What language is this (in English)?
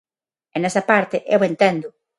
Galician